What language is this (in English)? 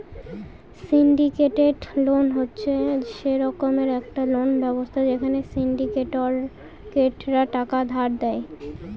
Bangla